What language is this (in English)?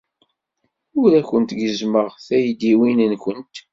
Kabyle